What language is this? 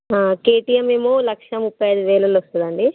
Telugu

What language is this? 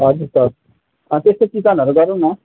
Nepali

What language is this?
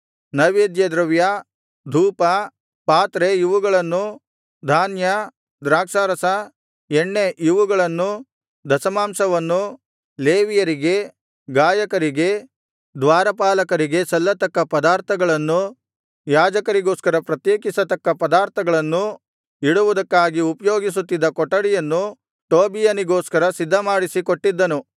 Kannada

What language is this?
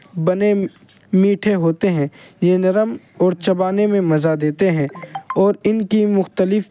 Urdu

